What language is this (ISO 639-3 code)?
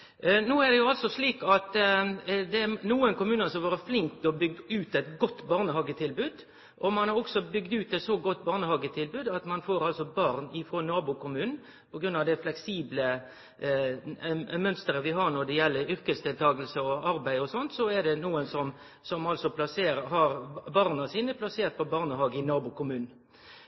nno